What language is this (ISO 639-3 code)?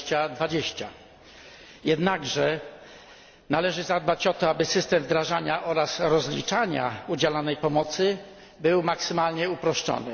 pol